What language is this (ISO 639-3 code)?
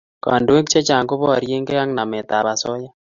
kln